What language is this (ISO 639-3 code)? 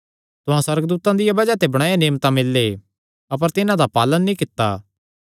xnr